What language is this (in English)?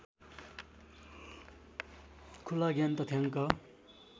Nepali